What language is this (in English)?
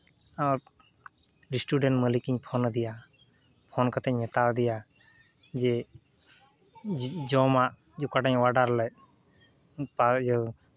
Santali